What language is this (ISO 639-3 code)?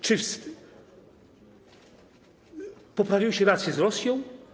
pol